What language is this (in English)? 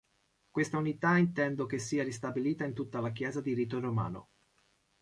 Italian